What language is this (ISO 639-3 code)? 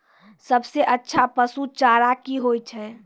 mai